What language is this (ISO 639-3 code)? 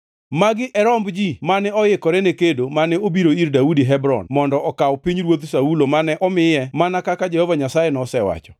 luo